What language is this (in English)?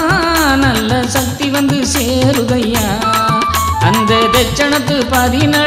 Arabic